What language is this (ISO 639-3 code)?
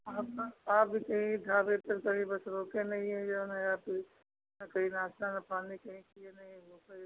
hin